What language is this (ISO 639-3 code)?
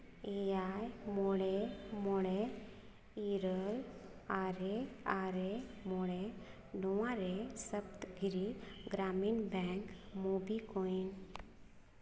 sat